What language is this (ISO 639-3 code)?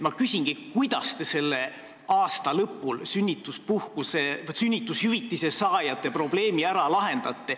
est